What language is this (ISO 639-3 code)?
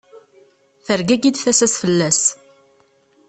kab